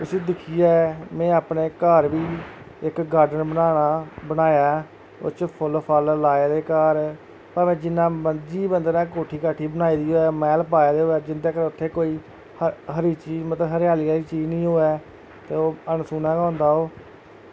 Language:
Dogri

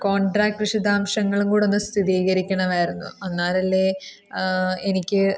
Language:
Malayalam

